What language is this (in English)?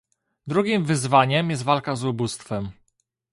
Polish